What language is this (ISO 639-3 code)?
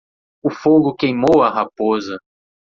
por